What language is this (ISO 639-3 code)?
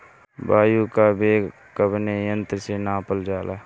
bho